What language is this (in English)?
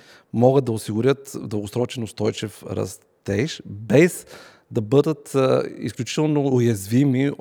Bulgarian